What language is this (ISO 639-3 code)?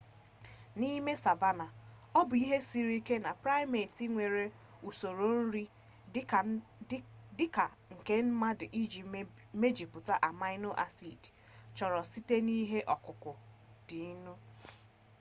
ibo